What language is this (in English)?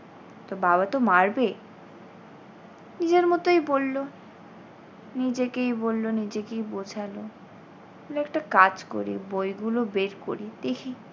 Bangla